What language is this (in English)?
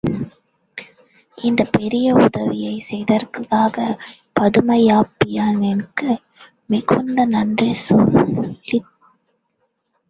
Tamil